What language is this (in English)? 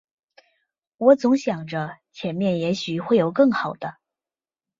Chinese